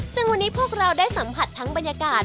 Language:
Thai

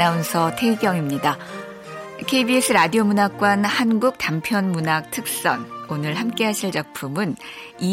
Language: Korean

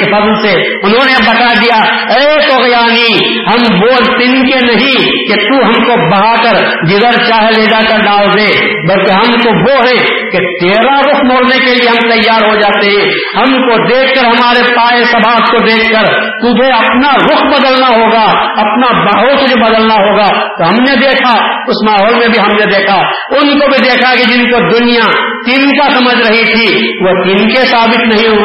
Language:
Urdu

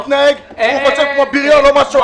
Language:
Hebrew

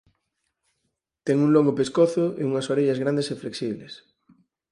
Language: Galician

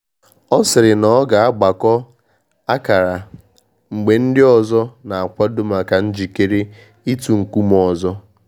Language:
Igbo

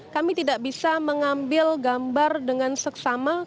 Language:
Indonesian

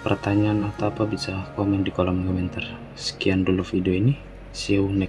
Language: Indonesian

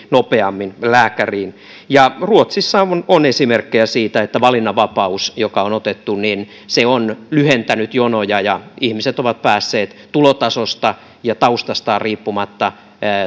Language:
Finnish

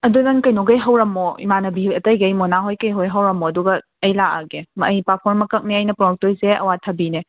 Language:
Manipuri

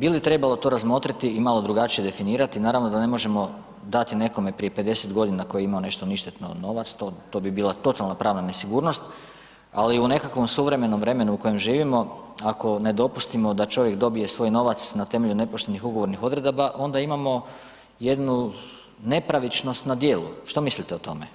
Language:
Croatian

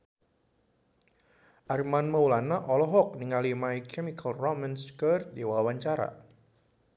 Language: Sundanese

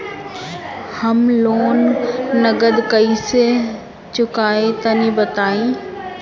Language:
Bhojpuri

